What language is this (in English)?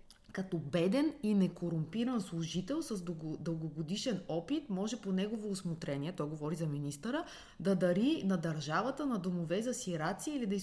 Bulgarian